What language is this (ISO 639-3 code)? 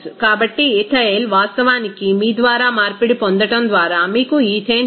tel